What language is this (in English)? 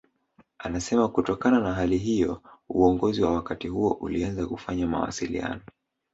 Swahili